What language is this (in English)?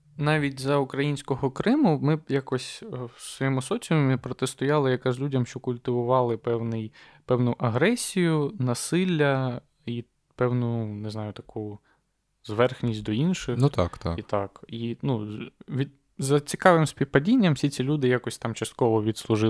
Ukrainian